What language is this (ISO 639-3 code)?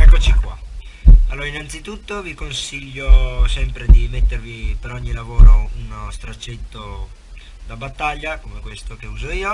ita